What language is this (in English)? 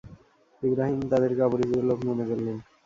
Bangla